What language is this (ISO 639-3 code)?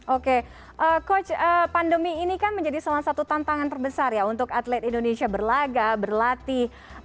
ind